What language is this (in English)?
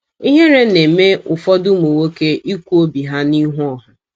Igbo